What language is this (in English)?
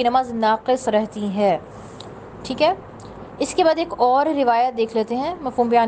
Urdu